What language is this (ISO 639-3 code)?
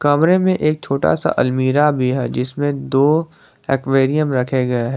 hin